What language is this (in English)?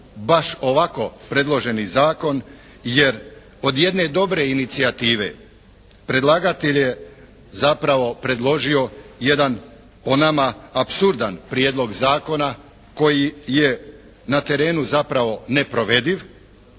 Croatian